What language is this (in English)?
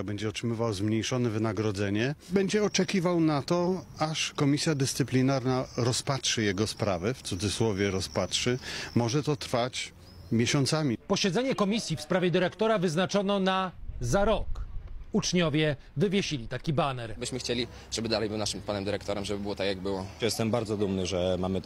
Polish